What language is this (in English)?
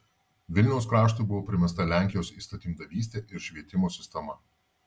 Lithuanian